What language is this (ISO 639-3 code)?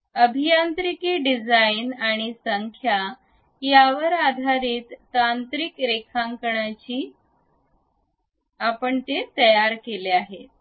mar